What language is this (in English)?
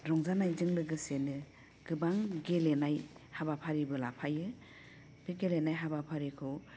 Bodo